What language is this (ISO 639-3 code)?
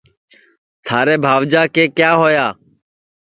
ssi